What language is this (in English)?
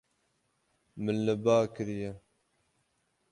Kurdish